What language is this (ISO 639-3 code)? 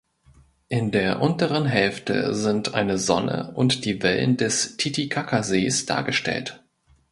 deu